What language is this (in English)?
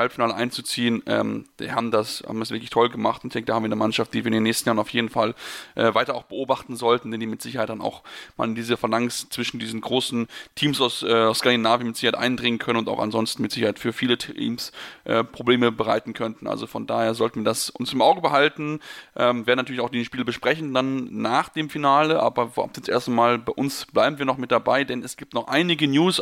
German